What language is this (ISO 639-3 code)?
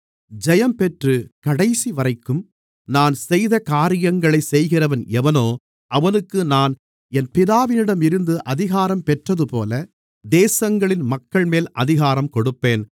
tam